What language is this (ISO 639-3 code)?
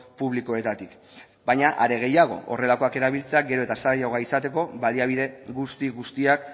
eus